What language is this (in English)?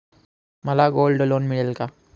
Marathi